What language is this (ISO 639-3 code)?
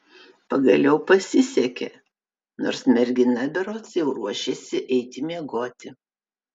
lit